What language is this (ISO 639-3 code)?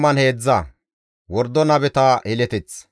gmv